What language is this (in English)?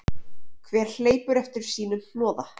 Icelandic